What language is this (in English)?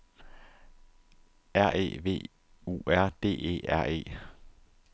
Danish